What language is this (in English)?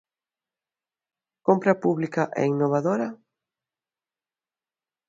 Galician